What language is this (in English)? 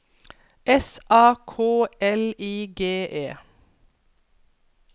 Norwegian